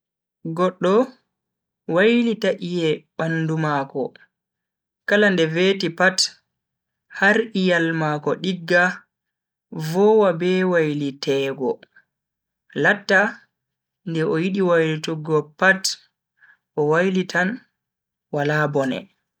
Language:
Bagirmi Fulfulde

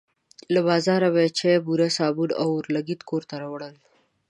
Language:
Pashto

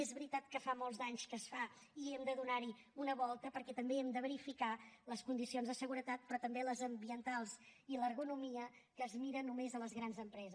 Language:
Catalan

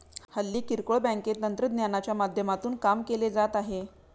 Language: Marathi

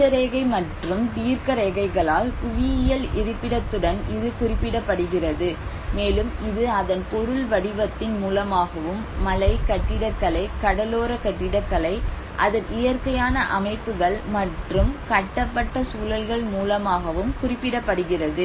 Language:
Tamil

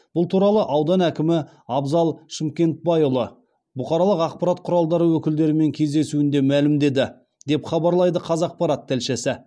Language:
Kazakh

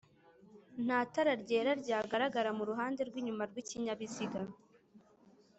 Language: Kinyarwanda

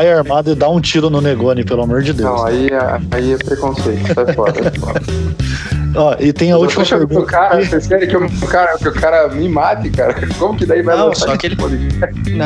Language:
Portuguese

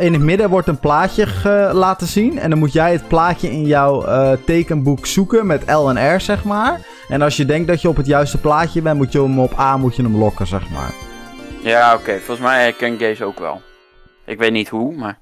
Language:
Dutch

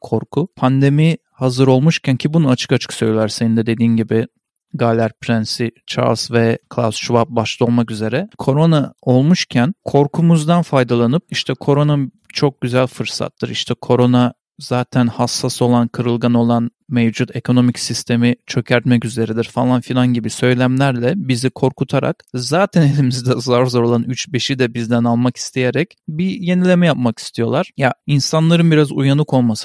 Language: Turkish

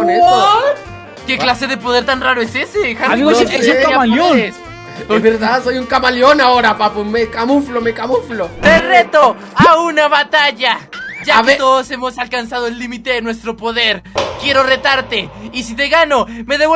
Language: Spanish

